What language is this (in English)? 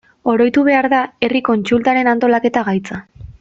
Basque